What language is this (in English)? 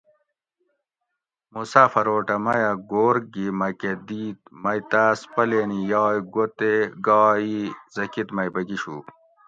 Gawri